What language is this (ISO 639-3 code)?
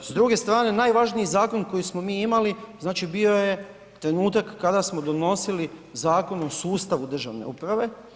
hrv